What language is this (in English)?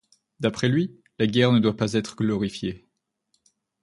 French